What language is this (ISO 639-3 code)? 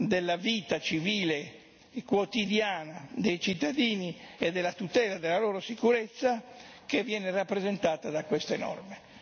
ita